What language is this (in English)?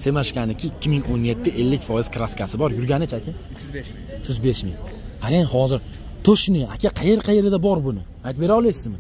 Turkish